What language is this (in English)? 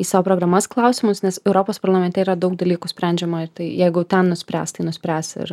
Lithuanian